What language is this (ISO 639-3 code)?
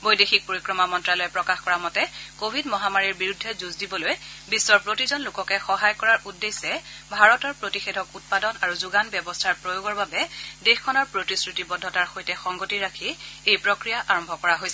asm